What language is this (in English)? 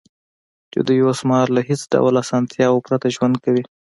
Pashto